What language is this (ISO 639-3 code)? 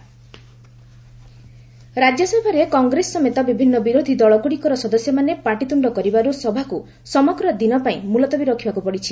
ori